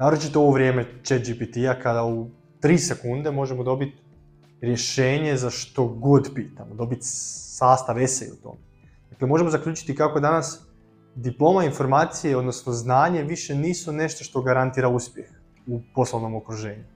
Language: Croatian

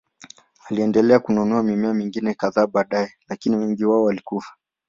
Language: Swahili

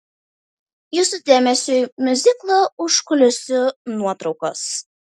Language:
Lithuanian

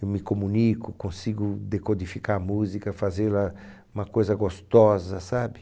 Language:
Portuguese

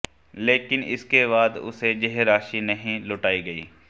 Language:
Hindi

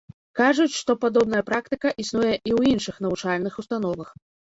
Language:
Belarusian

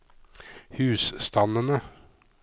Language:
Norwegian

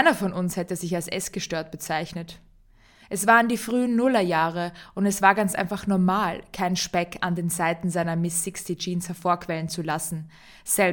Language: German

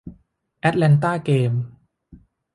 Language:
Thai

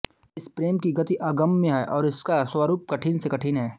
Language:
Hindi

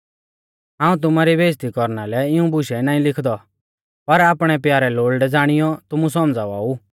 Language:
Mahasu Pahari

